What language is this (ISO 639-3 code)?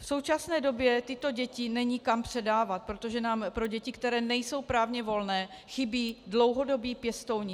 ces